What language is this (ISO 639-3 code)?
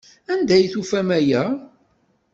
kab